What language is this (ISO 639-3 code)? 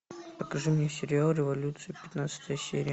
rus